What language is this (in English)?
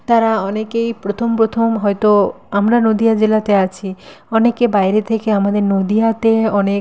Bangla